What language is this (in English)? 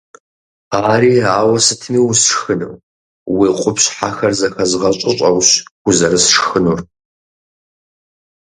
Kabardian